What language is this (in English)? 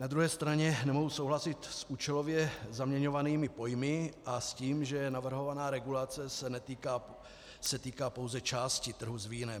Czech